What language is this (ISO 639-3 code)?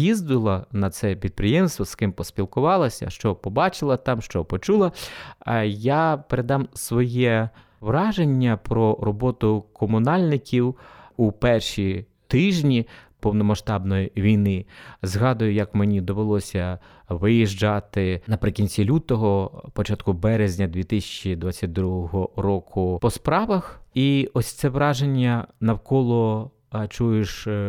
ukr